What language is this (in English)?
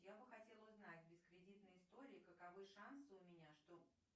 Russian